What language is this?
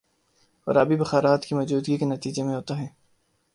Urdu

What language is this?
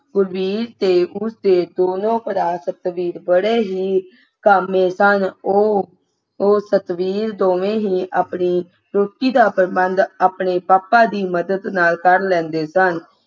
Punjabi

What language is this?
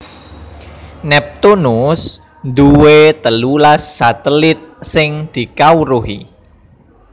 Javanese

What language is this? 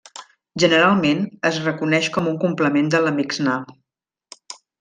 Catalan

